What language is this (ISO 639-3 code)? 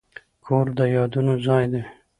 pus